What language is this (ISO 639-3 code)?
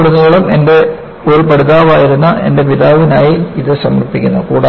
mal